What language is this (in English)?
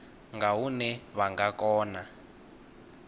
Venda